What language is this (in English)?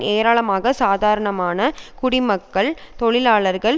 Tamil